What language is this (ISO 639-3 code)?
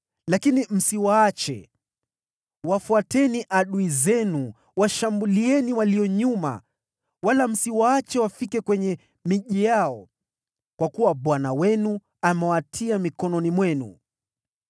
swa